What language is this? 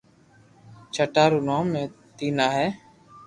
Loarki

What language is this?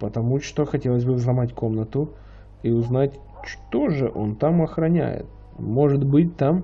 Russian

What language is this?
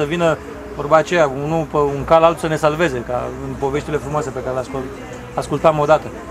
Romanian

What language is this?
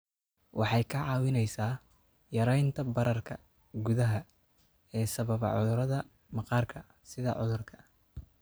Somali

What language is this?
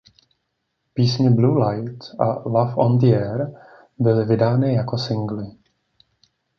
Czech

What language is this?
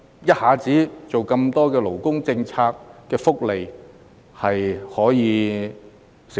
Cantonese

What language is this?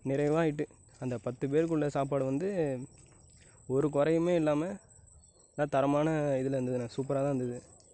Tamil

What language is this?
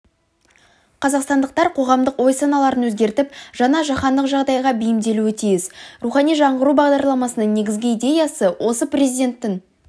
Kazakh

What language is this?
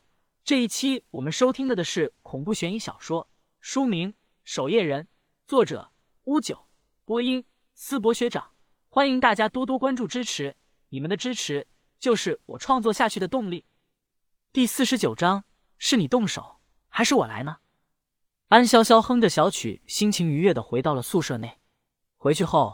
Chinese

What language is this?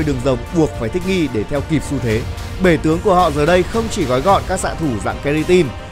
Vietnamese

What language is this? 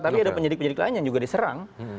Indonesian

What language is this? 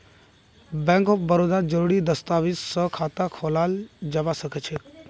Magahi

